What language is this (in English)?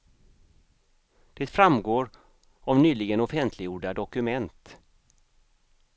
Swedish